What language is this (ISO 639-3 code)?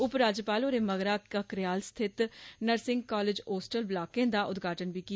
doi